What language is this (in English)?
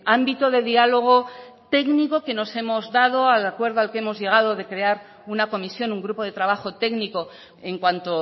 Spanish